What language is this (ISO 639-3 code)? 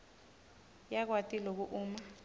ssw